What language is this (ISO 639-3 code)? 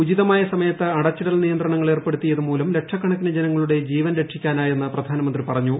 mal